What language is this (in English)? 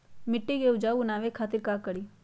Magahi